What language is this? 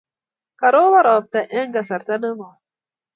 Kalenjin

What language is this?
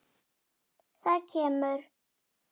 Icelandic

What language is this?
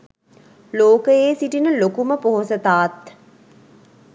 Sinhala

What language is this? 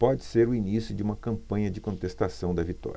Portuguese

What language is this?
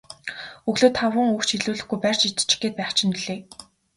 Mongolian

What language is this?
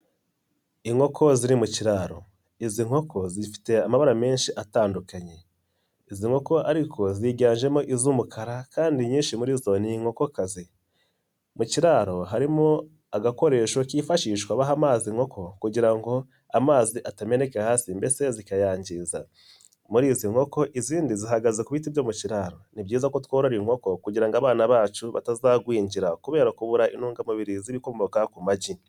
Kinyarwanda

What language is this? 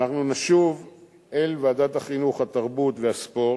Hebrew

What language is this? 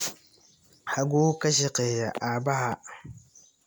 Somali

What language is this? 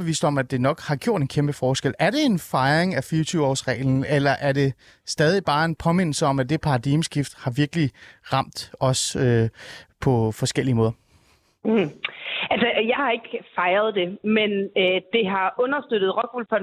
Danish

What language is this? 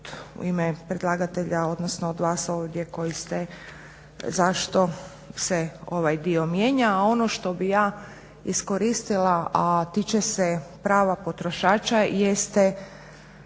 Croatian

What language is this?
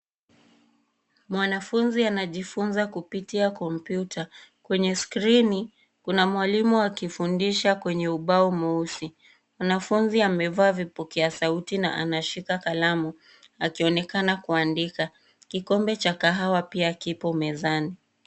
Swahili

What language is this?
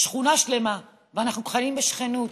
Hebrew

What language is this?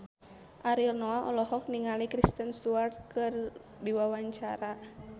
Sundanese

